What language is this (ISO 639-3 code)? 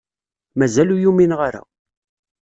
kab